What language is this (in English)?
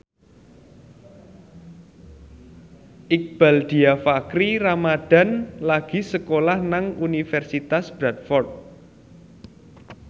Javanese